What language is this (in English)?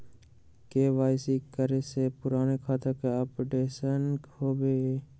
Magahi